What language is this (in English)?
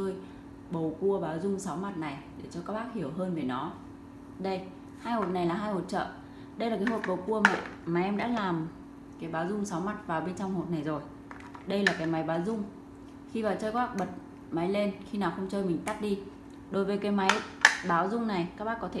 Vietnamese